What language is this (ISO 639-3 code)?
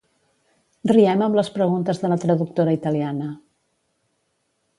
cat